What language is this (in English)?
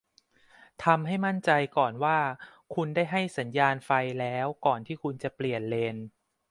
Thai